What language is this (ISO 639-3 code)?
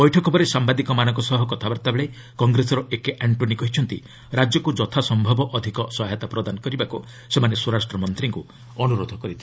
ori